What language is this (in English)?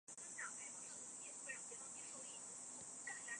Chinese